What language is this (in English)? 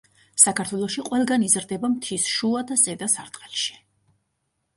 Georgian